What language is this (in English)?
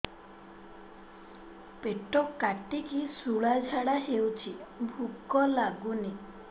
Odia